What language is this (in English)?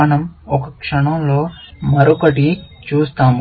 Telugu